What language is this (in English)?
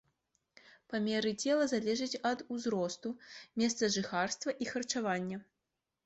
Belarusian